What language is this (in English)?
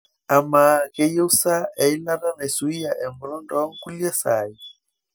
Masai